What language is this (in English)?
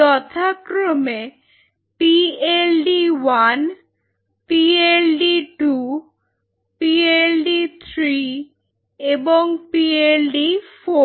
Bangla